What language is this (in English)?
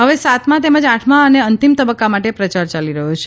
Gujarati